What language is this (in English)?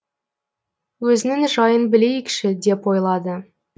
Kazakh